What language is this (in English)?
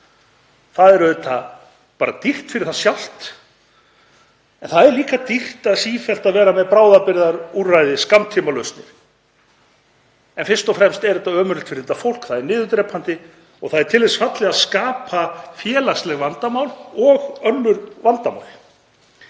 Icelandic